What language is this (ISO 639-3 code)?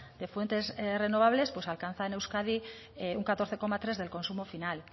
spa